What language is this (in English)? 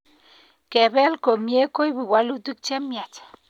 Kalenjin